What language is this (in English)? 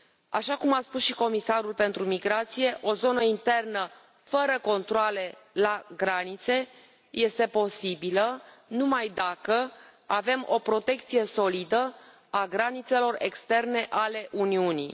Romanian